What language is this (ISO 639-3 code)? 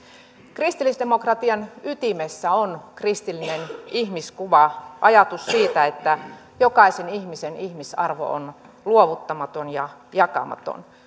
fin